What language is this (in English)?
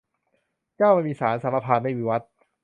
Thai